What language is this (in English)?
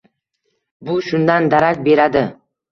Uzbek